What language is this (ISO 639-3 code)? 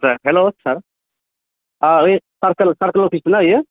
brx